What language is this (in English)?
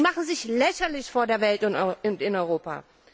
German